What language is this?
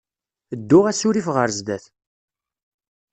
Kabyle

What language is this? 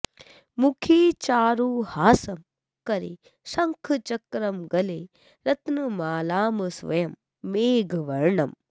Sanskrit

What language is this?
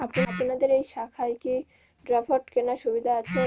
Bangla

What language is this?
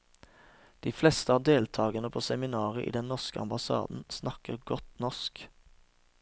Norwegian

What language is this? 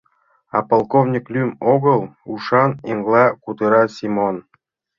Mari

